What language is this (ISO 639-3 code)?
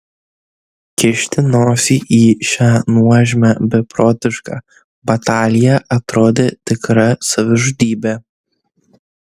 lit